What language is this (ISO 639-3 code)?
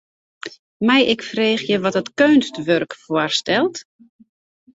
fry